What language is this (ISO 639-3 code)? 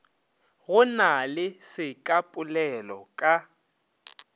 nso